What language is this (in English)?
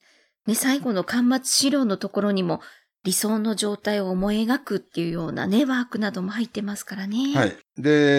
Japanese